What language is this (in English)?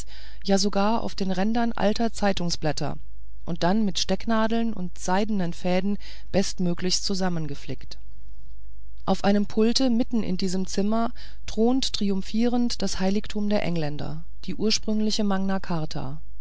German